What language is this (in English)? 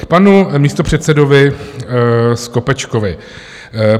Czech